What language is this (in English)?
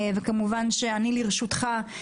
Hebrew